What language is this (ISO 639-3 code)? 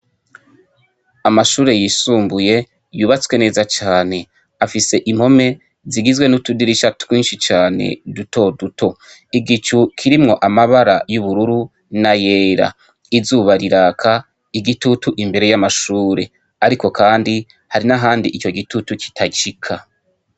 run